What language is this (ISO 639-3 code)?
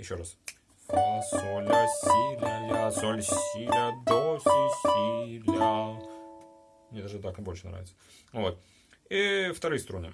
rus